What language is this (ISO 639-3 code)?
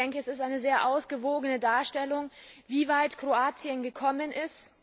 deu